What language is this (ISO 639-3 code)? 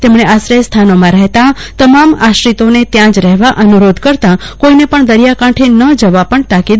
guj